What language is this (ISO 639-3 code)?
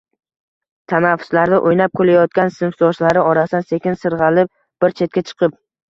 uzb